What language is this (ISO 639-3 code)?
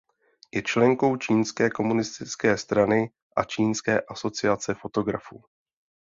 ces